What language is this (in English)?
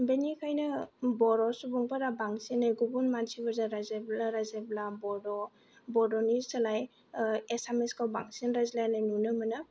Bodo